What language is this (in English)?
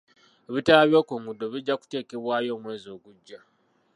Ganda